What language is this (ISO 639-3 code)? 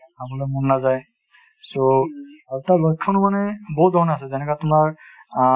asm